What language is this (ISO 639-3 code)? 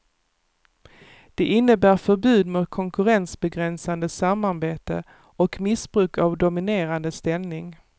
swe